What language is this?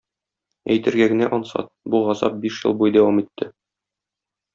Tatar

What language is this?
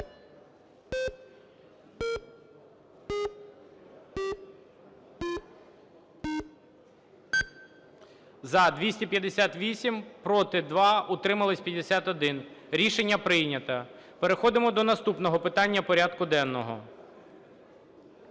Ukrainian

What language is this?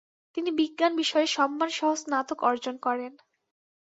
Bangla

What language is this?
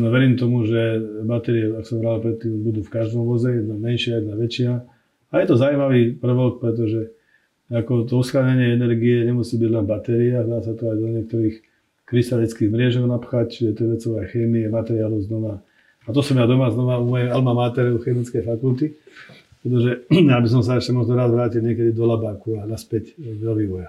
Slovak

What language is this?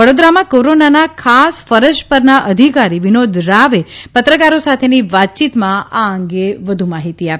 Gujarati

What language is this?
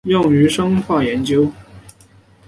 Chinese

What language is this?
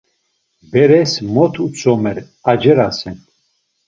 Laz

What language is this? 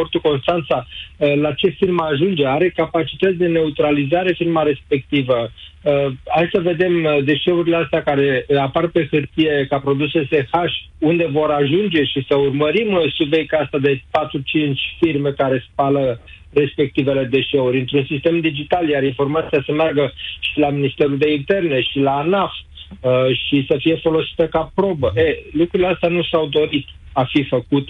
Romanian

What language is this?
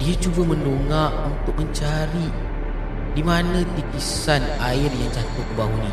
Malay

